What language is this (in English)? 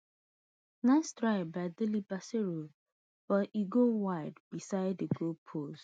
Nigerian Pidgin